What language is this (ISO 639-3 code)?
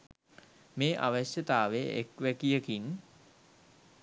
sin